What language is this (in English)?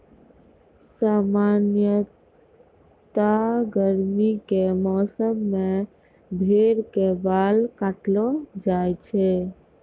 Maithili